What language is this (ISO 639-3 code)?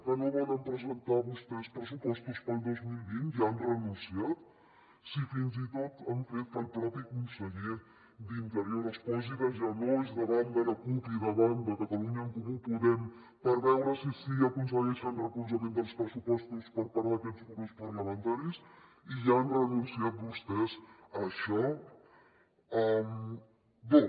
cat